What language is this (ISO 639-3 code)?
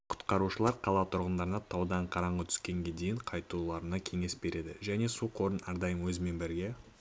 kaz